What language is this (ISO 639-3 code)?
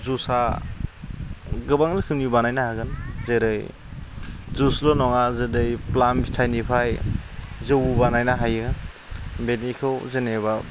brx